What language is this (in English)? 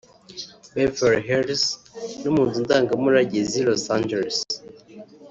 Kinyarwanda